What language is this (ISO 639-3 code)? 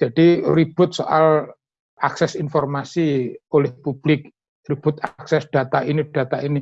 ind